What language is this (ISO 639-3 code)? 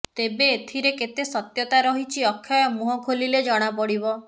ori